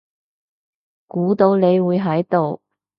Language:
Cantonese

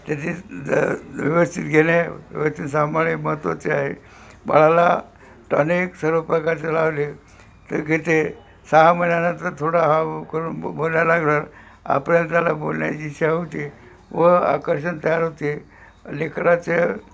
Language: Marathi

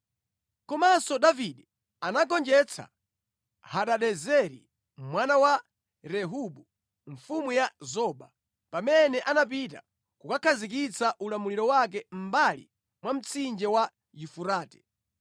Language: Nyanja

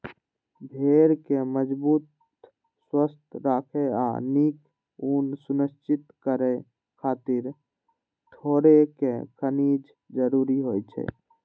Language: Maithili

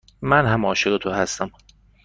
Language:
Persian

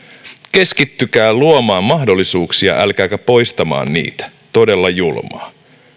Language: Finnish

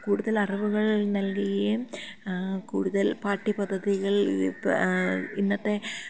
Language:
Malayalam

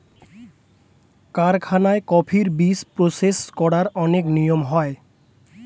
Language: Bangla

